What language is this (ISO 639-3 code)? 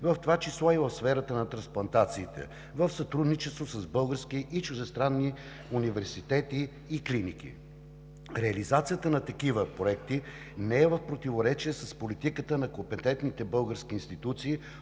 bul